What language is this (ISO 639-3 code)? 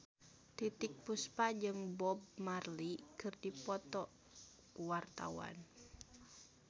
sun